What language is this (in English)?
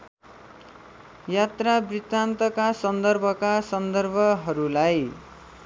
Nepali